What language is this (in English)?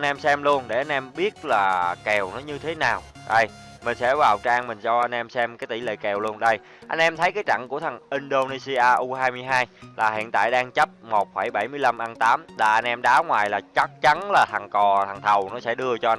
Vietnamese